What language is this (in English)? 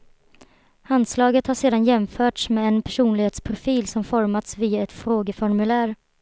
Swedish